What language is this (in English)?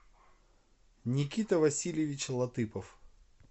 Russian